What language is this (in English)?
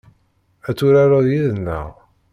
Kabyle